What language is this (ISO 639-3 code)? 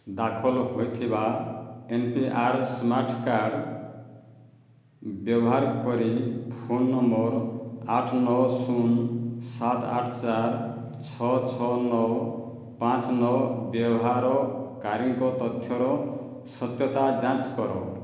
ori